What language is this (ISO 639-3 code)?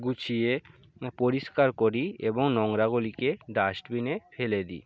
ben